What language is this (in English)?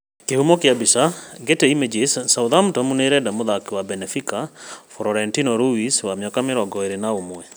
Kikuyu